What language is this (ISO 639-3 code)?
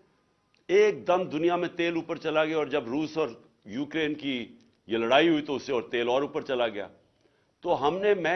urd